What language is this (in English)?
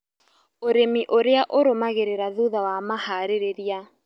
Kikuyu